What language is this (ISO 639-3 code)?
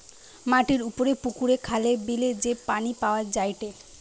ben